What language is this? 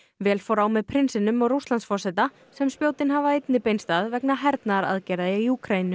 Icelandic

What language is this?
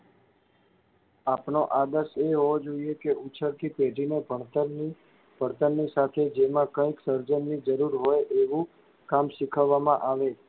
Gujarati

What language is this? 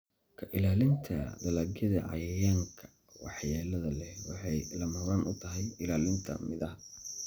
Somali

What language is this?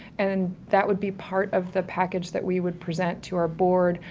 English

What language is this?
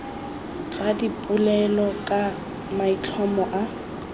Tswana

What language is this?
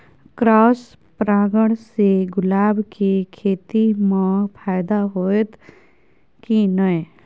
Maithili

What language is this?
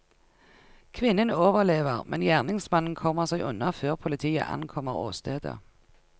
Norwegian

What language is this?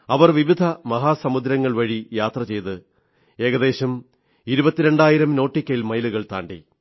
Malayalam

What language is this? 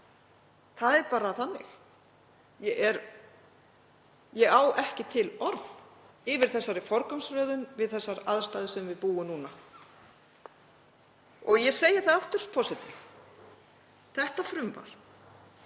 Icelandic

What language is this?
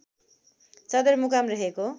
Nepali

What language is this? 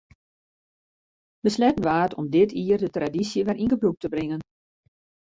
Western Frisian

